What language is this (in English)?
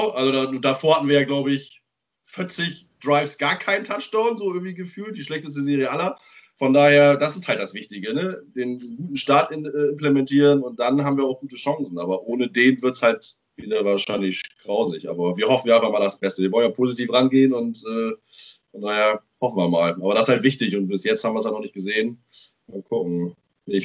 German